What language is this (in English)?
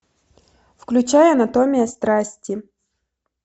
Russian